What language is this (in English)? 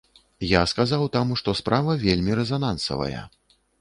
Belarusian